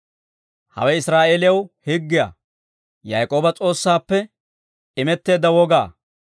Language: Dawro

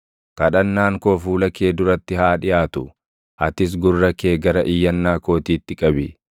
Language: Oromo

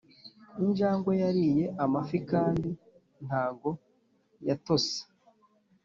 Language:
Kinyarwanda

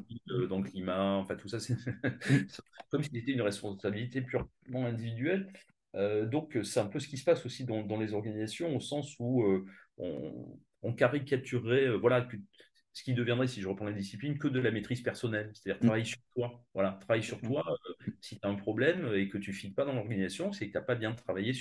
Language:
French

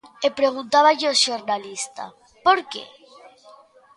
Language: Galician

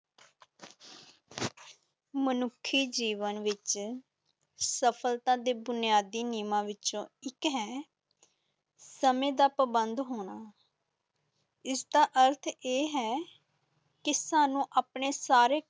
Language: Punjabi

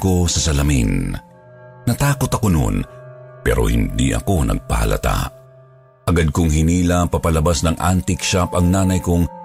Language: Filipino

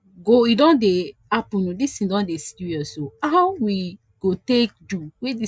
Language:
Nigerian Pidgin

